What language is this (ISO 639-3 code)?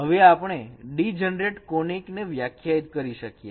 guj